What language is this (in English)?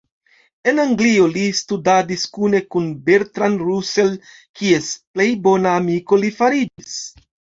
Esperanto